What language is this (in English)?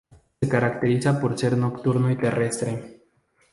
Spanish